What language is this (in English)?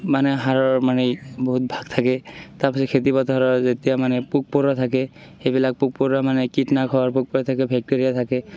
Assamese